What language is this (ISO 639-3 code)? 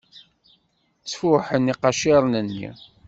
kab